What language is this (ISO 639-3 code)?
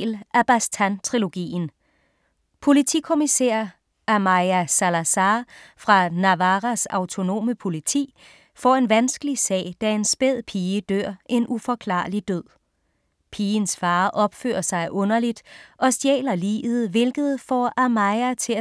dan